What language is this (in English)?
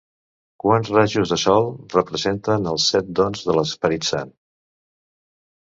Catalan